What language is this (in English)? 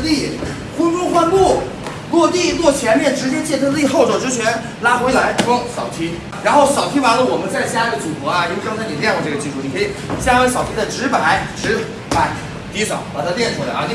Chinese